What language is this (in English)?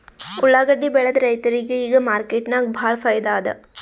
Kannada